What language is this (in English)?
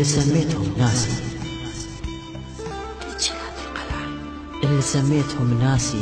Arabic